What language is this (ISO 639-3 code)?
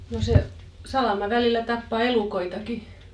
fin